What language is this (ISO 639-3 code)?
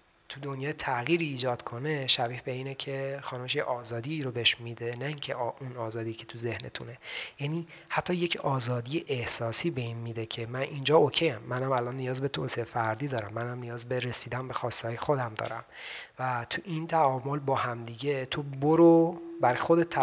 fas